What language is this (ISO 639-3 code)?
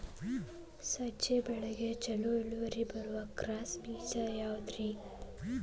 kan